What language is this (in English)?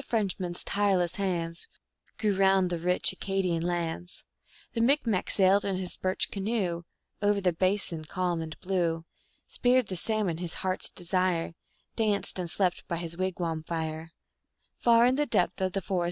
English